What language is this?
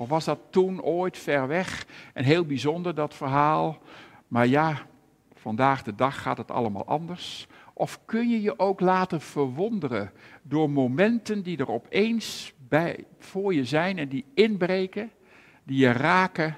Dutch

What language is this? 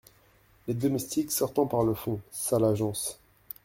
French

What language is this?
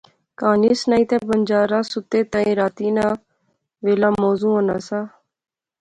Pahari-Potwari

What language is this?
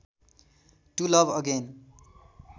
Nepali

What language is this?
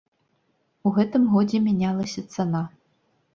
Belarusian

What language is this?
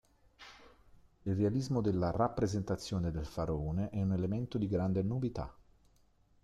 Italian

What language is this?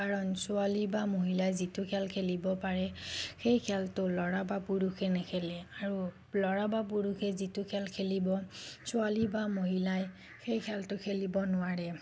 Assamese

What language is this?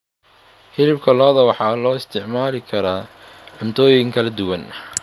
Somali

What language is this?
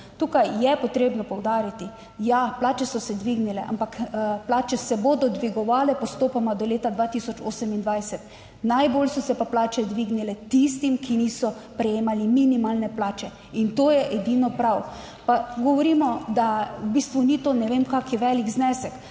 Slovenian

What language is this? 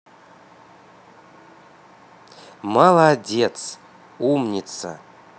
Russian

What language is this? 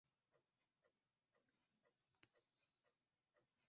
Swahili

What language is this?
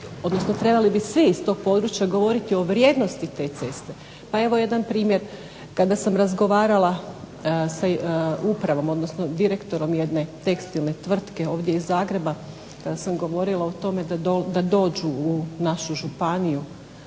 Croatian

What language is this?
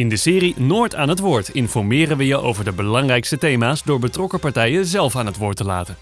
Dutch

